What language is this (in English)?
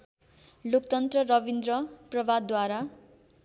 Nepali